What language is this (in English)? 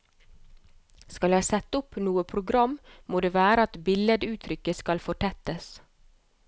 Norwegian